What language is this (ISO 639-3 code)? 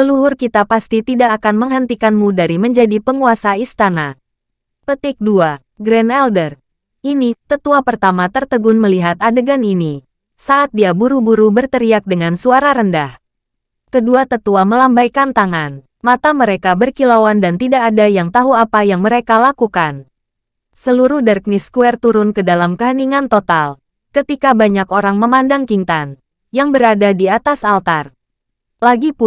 ind